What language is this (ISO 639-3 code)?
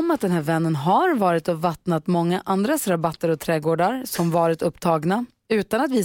swe